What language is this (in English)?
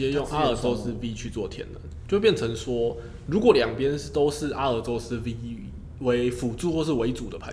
Chinese